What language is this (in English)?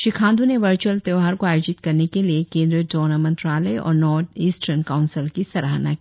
Hindi